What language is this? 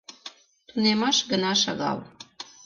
Mari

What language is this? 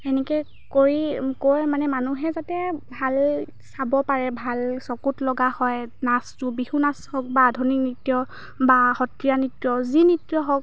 Assamese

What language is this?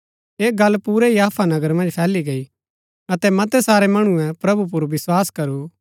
Gaddi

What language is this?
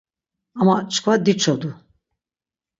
Laz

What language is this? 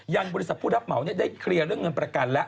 Thai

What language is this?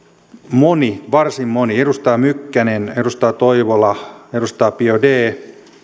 Finnish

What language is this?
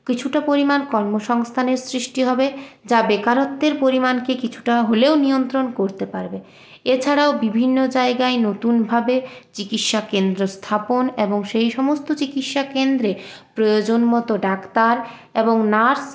Bangla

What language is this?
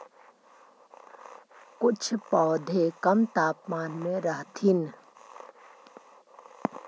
Magahi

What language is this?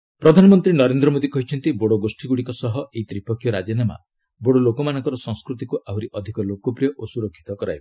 Odia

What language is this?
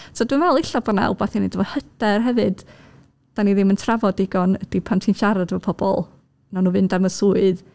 Welsh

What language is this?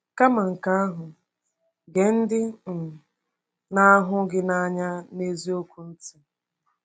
Igbo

